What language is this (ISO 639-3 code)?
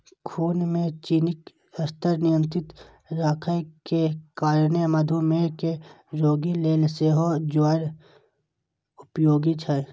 mai